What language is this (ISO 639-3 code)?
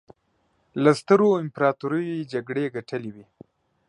pus